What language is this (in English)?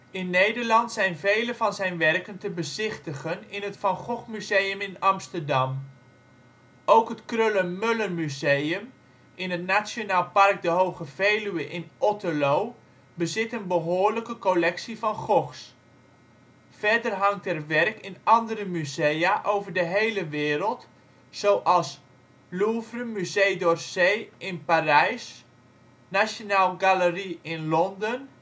Dutch